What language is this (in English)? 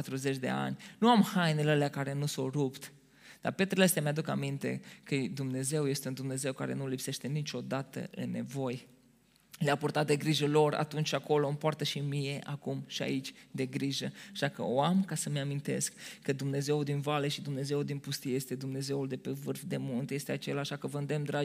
Romanian